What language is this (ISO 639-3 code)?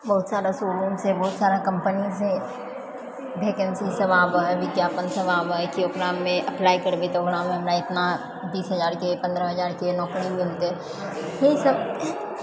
mai